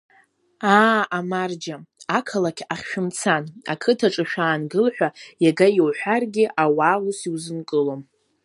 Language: Abkhazian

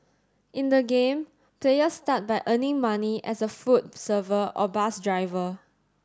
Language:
English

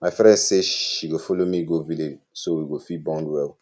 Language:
Nigerian Pidgin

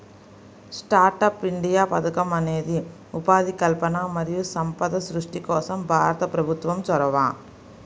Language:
Telugu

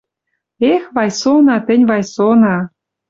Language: Western Mari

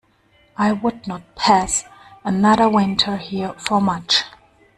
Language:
English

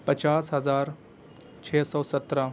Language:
Urdu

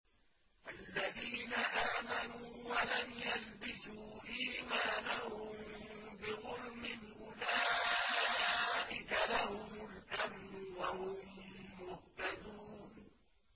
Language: Arabic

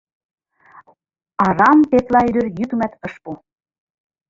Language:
Mari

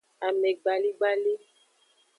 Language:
Aja (Benin)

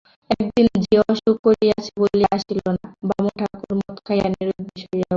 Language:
Bangla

